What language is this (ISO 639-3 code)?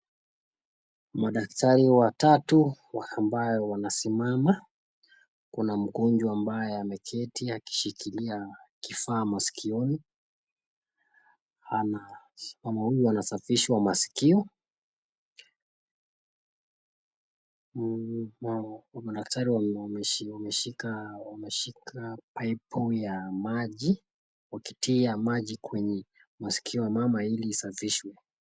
swa